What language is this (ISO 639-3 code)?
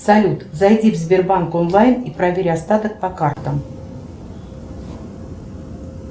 rus